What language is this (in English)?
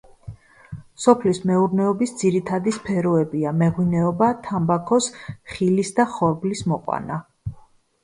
Georgian